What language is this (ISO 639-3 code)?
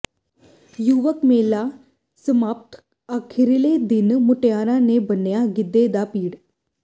pan